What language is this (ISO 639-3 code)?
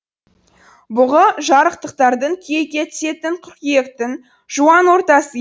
kaz